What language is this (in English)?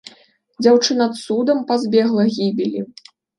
Belarusian